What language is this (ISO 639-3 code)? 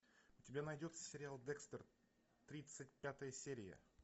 rus